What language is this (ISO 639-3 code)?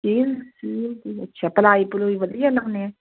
pan